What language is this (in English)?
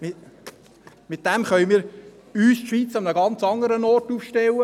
Swiss German